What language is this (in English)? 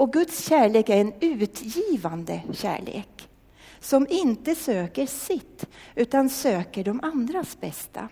Swedish